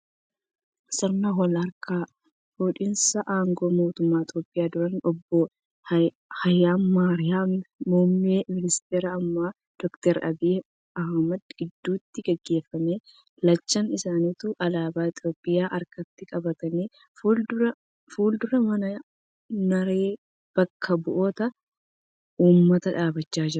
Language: Oromo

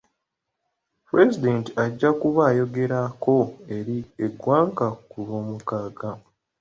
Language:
Ganda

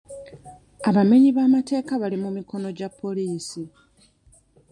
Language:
Ganda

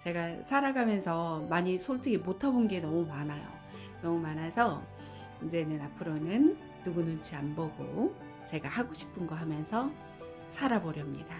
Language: Korean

